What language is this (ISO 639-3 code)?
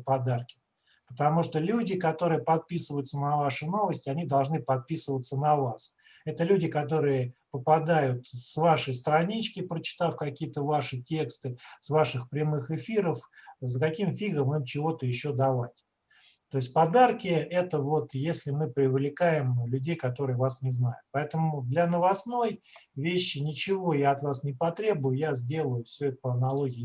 rus